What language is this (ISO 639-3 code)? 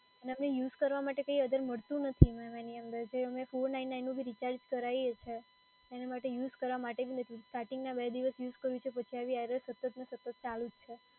guj